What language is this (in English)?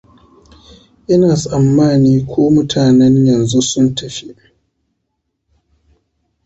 Hausa